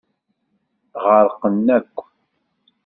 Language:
Kabyle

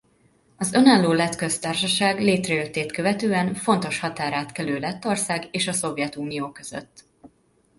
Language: Hungarian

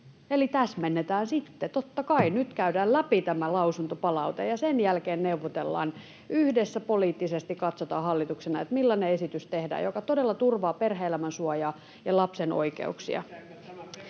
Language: Finnish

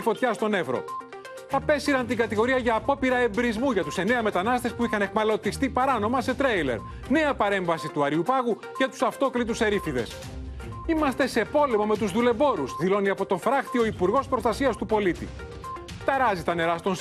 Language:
Greek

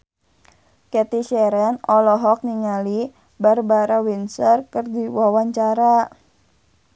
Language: Sundanese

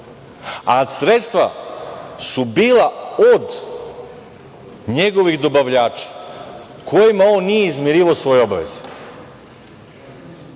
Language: Serbian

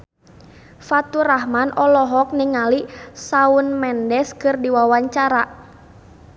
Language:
Sundanese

